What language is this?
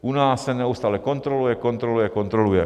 Czech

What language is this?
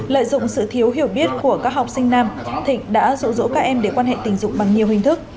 Vietnamese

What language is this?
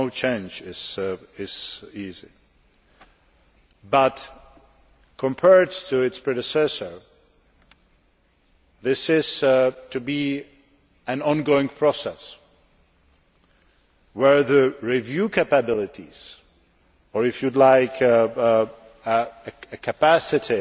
English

